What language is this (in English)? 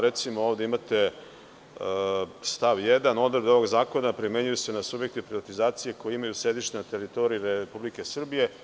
Serbian